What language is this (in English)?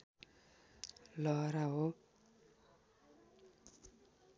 Nepali